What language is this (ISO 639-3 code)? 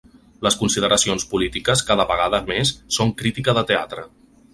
cat